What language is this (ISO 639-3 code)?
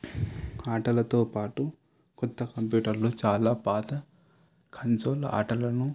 tel